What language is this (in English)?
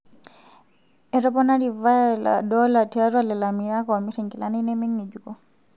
Masai